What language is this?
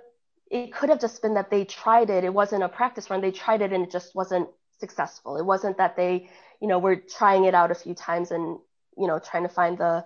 English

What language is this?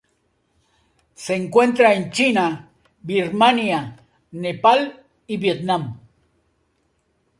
Spanish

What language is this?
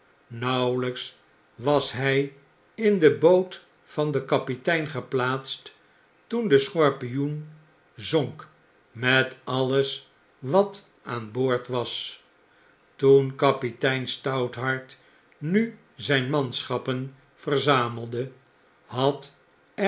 Dutch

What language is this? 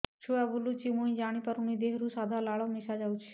Odia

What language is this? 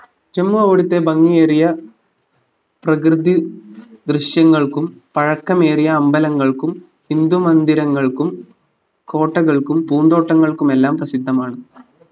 Malayalam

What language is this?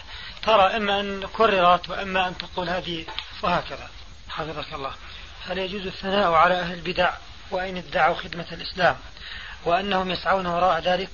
Arabic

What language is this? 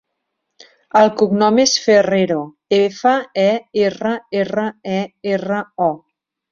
Catalan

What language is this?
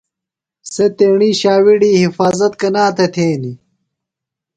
Phalura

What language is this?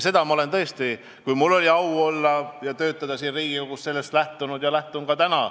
Estonian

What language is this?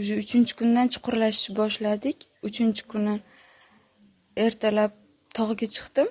Turkish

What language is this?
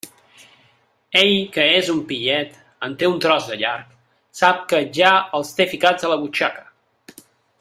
Catalan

